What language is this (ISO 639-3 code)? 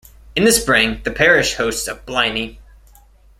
eng